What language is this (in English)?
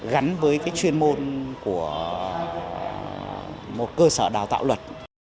Vietnamese